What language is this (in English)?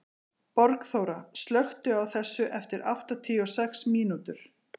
Icelandic